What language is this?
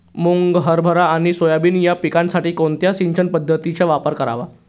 Marathi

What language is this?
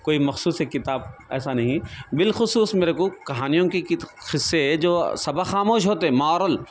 Urdu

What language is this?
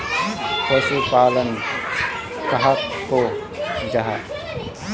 Magahi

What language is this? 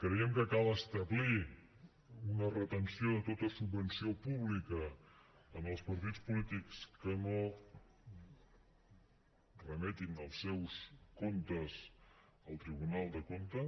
Catalan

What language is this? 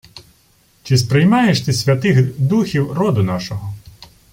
Ukrainian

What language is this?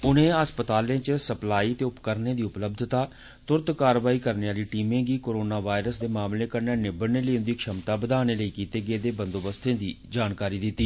Dogri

